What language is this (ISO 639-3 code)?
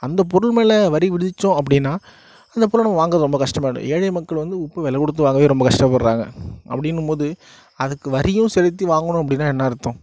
tam